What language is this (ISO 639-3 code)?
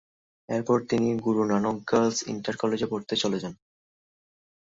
ben